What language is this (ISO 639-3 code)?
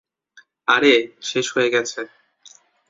ben